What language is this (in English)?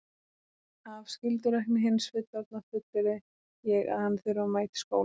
Icelandic